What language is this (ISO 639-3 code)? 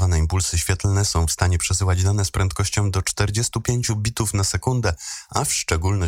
pol